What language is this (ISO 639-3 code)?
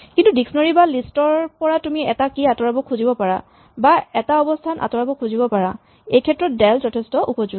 asm